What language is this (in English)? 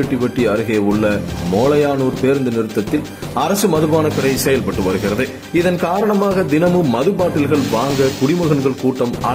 Romanian